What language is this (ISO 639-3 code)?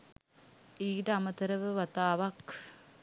sin